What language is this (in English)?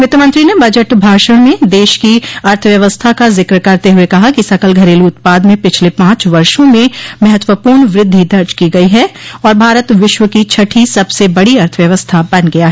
Hindi